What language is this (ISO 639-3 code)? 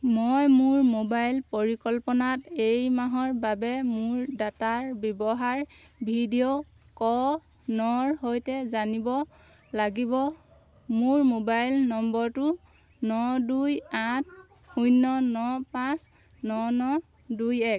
asm